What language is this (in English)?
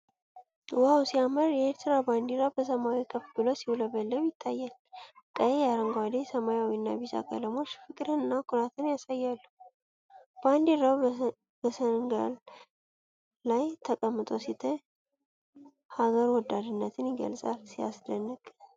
Amharic